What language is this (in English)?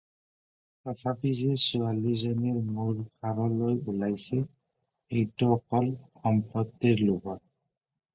Assamese